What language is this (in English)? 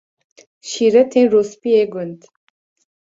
Kurdish